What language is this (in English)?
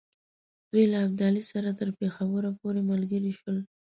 Pashto